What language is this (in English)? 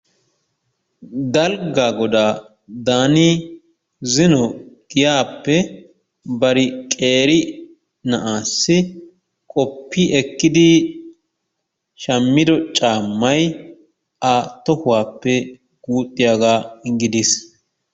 Wolaytta